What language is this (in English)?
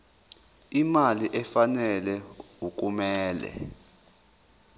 Zulu